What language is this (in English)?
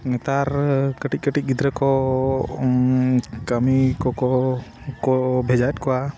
Santali